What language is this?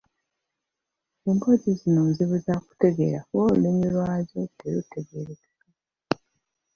Ganda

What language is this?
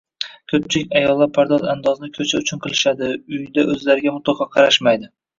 Uzbek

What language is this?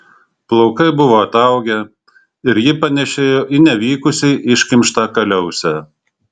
Lithuanian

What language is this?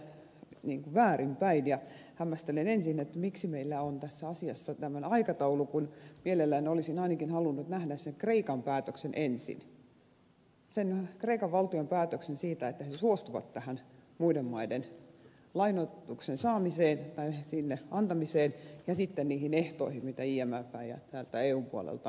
Finnish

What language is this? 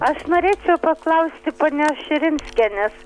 Lithuanian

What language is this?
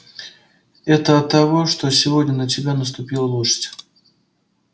Russian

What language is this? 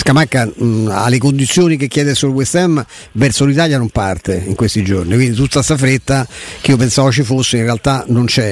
Italian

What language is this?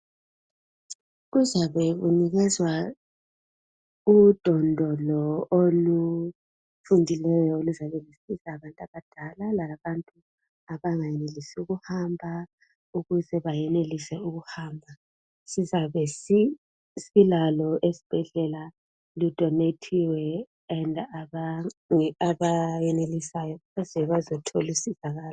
North Ndebele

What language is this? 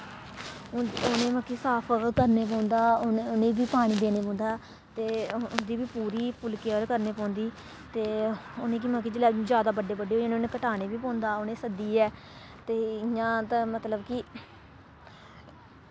Dogri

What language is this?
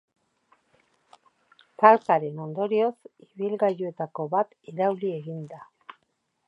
Basque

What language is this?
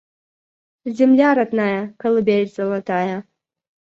Russian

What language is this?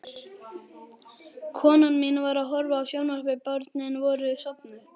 Icelandic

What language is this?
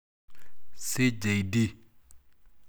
Masai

